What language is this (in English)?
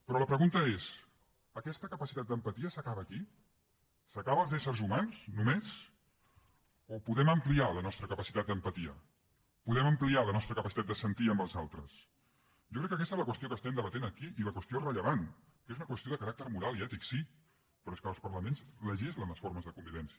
Catalan